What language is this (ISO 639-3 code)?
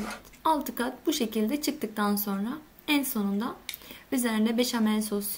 tur